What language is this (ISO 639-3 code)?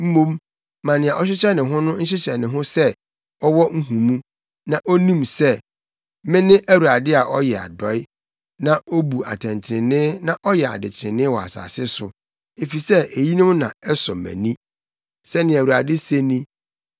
aka